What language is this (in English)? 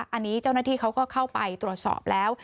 Thai